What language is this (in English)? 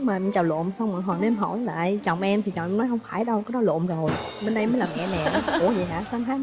Vietnamese